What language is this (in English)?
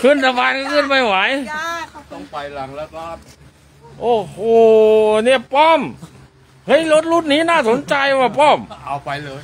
Thai